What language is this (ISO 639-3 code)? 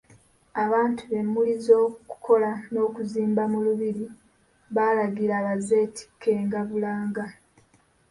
lug